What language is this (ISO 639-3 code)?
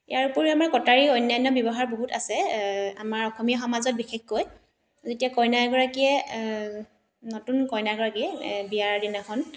asm